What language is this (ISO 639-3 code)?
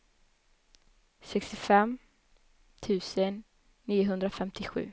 swe